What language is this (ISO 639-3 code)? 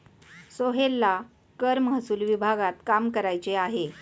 mar